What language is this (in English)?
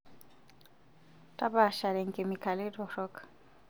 Masai